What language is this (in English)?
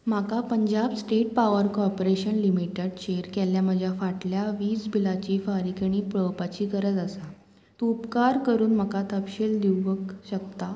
Konkani